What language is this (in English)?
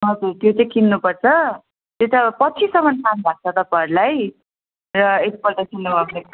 Nepali